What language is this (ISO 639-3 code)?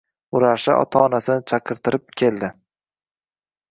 uzb